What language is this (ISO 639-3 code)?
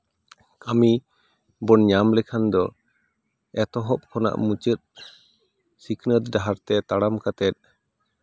sat